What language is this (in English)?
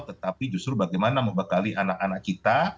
Indonesian